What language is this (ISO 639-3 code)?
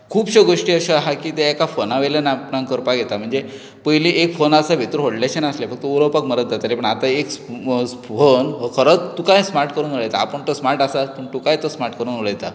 kok